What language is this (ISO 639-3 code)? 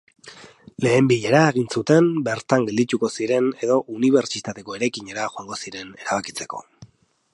eus